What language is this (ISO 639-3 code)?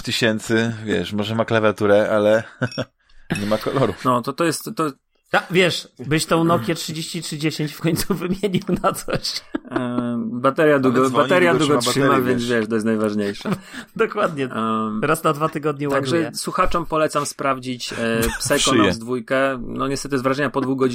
pol